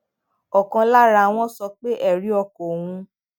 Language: Yoruba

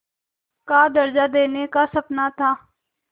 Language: Hindi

